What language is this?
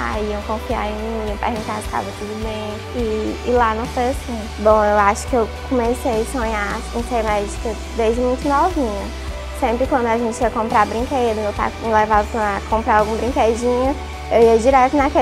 Portuguese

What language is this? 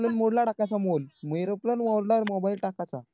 Marathi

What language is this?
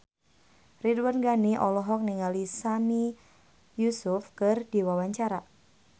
Sundanese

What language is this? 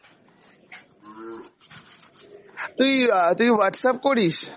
Bangla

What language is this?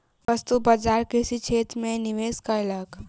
Maithili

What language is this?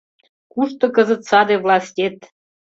Mari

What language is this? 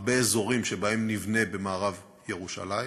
Hebrew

